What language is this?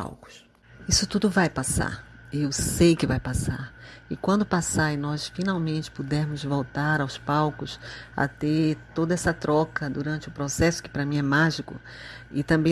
Portuguese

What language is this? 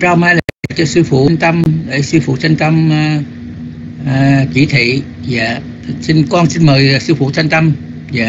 Vietnamese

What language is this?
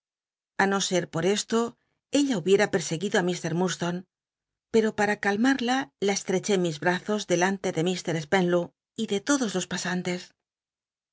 Spanish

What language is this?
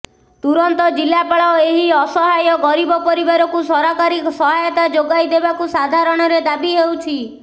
Odia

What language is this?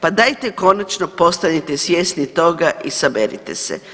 Croatian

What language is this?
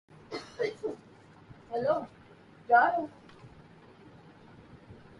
Urdu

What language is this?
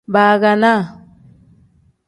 Tem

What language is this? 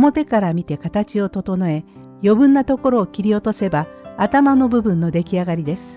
Japanese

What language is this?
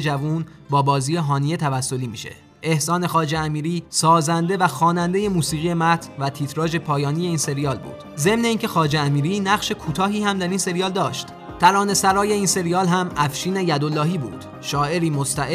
Persian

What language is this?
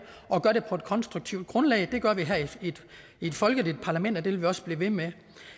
Danish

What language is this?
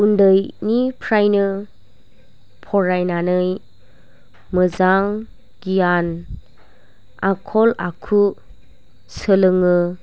Bodo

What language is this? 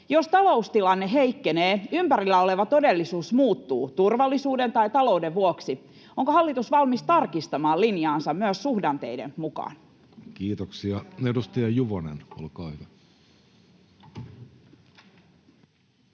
Finnish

